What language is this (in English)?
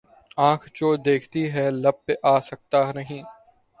Urdu